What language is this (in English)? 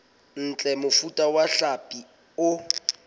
Southern Sotho